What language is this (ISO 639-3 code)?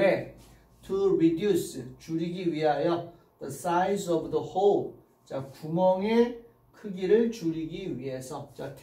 kor